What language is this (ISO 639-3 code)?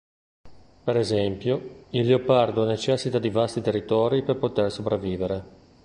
ita